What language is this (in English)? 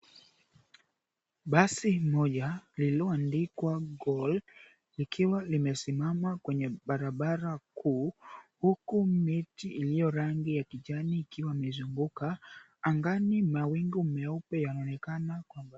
Swahili